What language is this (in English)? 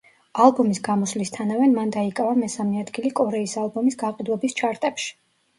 Georgian